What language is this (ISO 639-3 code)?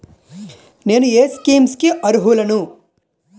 tel